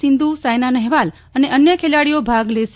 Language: Gujarati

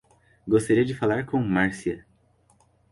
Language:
Portuguese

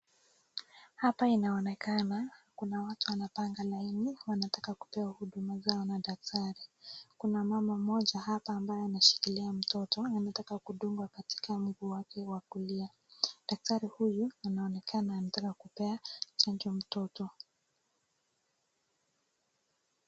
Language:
Swahili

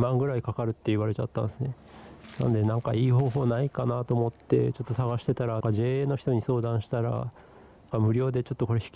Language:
Japanese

